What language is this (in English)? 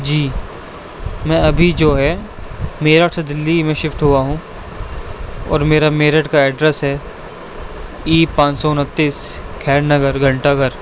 Urdu